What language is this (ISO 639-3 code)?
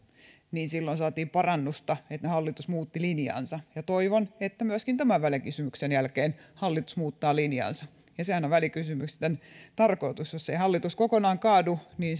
fin